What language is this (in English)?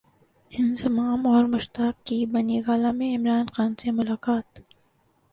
Urdu